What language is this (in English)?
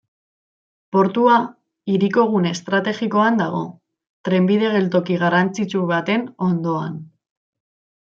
Basque